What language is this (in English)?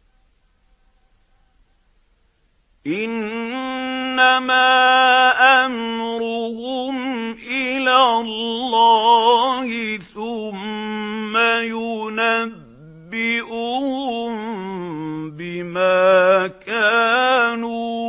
Arabic